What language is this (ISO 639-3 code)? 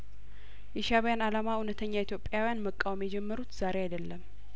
amh